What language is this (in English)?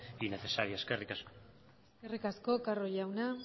Basque